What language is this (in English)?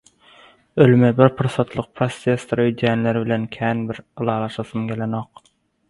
Turkmen